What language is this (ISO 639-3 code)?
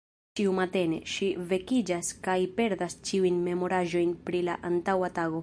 epo